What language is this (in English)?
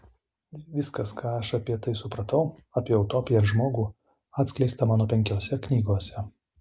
Lithuanian